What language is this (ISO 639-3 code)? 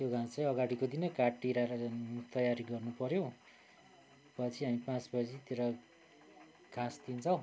nep